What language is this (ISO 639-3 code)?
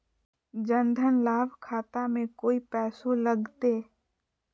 mag